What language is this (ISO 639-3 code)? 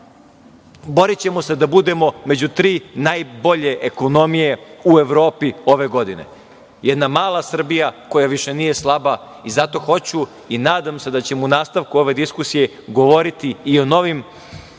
srp